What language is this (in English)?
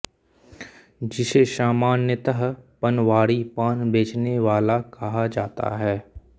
Hindi